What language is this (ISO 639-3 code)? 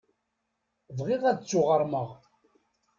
kab